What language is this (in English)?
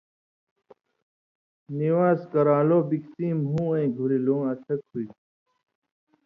Indus Kohistani